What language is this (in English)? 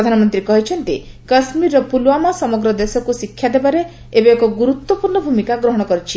Odia